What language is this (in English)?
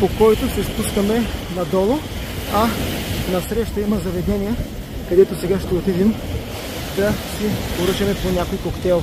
Bulgarian